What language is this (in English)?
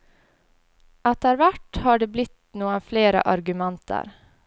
Norwegian